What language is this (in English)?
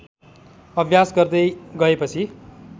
Nepali